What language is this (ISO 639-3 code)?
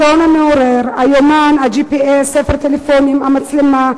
heb